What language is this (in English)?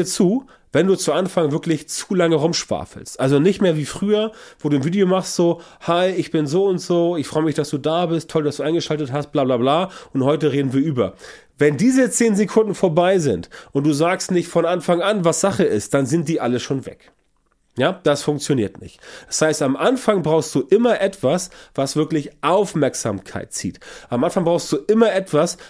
German